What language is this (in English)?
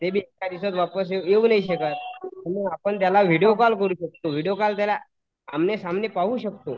Marathi